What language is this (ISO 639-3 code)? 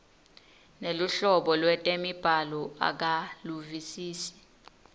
ssw